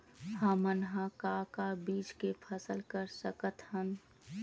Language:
Chhattisgarhi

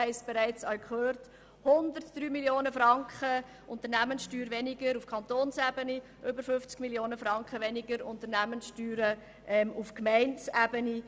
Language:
Swiss German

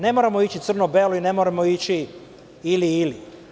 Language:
Serbian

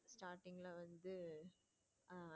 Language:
Tamil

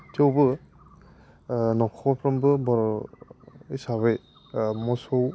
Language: Bodo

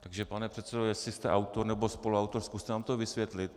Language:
Czech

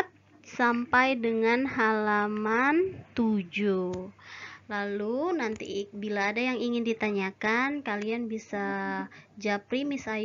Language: Indonesian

